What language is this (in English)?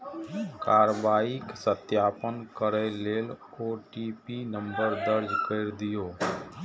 Maithili